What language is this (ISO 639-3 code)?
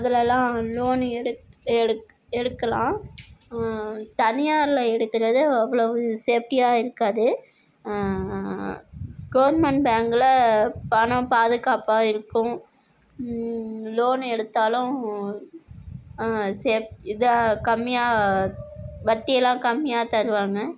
tam